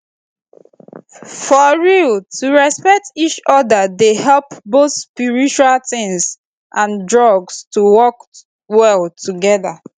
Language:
Nigerian Pidgin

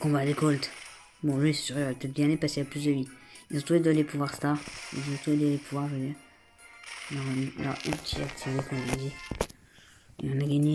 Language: French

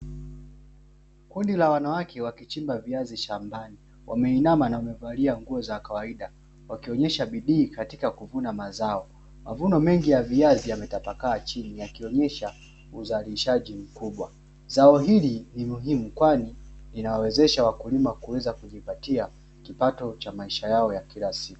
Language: Swahili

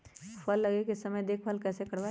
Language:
Magahi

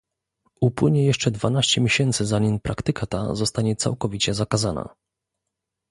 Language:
Polish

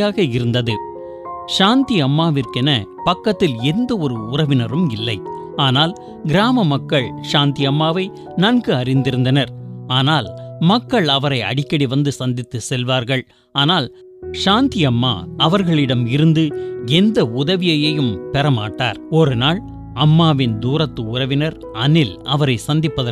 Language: Tamil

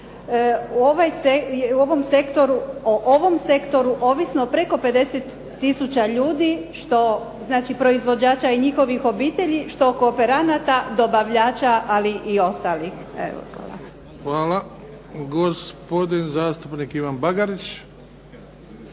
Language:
Croatian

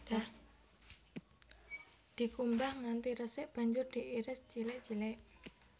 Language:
Javanese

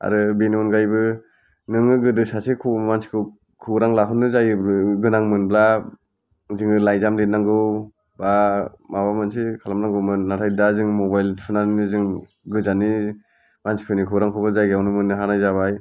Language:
Bodo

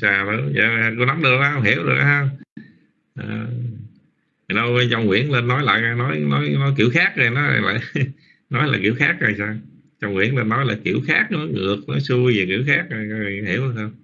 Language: Vietnamese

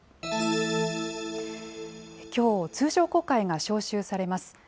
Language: Japanese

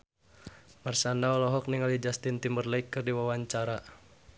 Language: Sundanese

